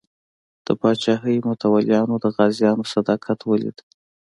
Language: Pashto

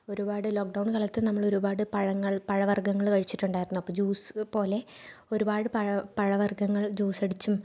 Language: Malayalam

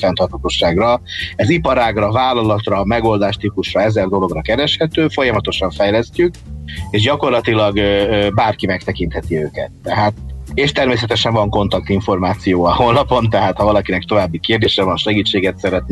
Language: Hungarian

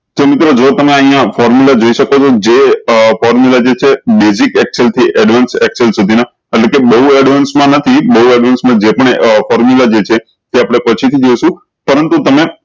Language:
Gujarati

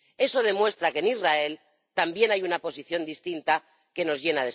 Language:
Spanish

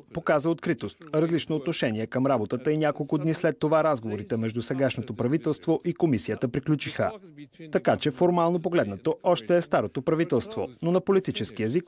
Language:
Bulgarian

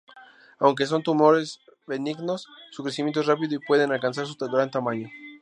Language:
Spanish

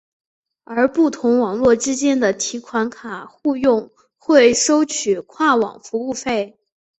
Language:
Chinese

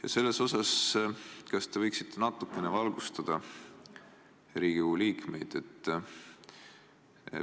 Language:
Estonian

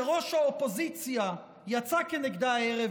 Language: Hebrew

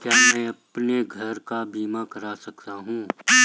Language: Hindi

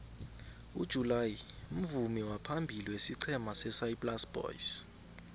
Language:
South Ndebele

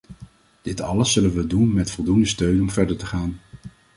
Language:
Dutch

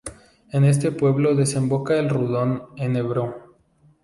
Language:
Spanish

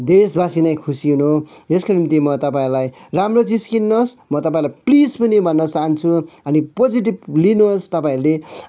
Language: Nepali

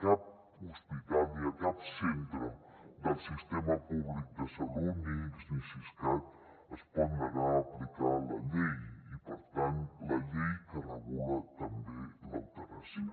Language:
Catalan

